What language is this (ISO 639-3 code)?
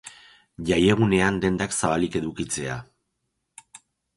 eus